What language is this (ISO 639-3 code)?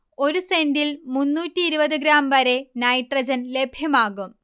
mal